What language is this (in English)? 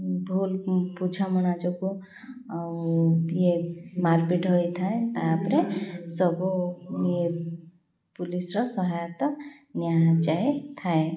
Odia